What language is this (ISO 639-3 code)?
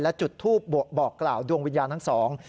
tha